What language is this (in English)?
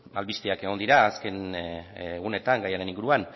Basque